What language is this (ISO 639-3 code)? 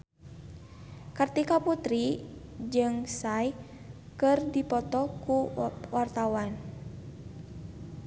sun